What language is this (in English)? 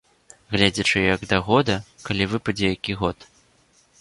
Belarusian